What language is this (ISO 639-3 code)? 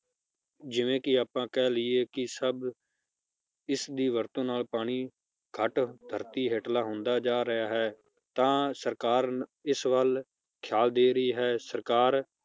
pan